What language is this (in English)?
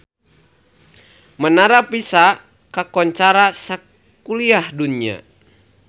Sundanese